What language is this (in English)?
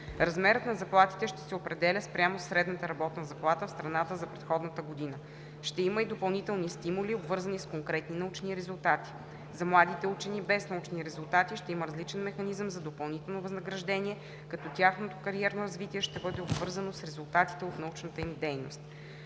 Bulgarian